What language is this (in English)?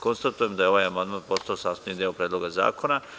Serbian